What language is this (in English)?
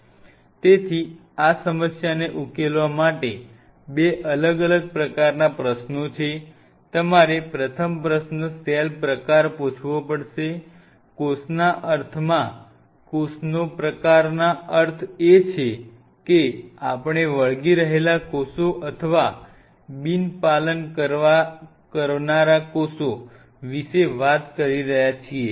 Gujarati